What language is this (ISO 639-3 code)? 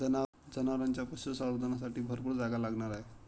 mar